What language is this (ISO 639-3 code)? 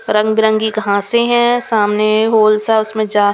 hin